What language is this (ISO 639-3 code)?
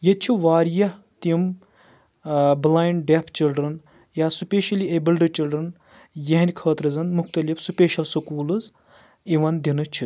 kas